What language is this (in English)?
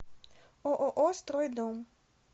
Russian